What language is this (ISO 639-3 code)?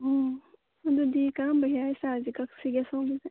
mni